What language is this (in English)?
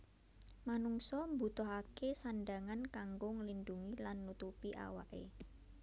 Javanese